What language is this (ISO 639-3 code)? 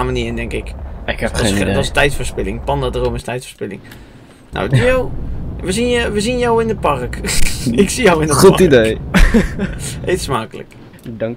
nld